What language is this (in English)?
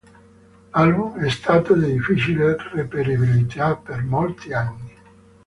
Italian